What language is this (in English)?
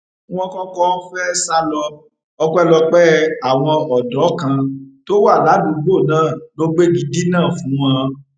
Yoruba